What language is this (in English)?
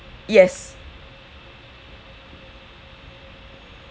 English